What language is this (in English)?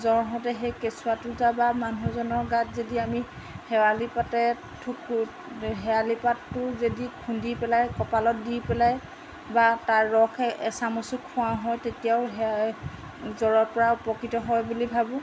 Assamese